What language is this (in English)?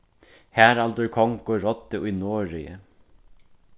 Faroese